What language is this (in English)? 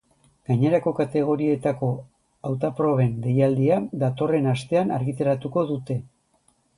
Basque